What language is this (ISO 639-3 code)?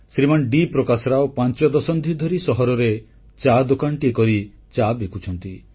ori